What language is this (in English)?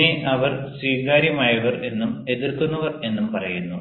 Malayalam